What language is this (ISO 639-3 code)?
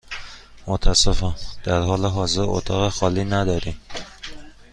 fas